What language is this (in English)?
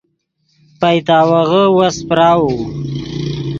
Yidgha